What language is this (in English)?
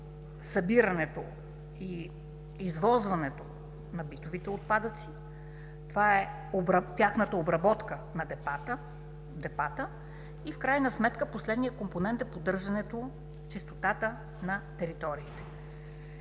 Bulgarian